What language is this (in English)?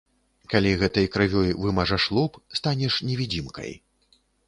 Belarusian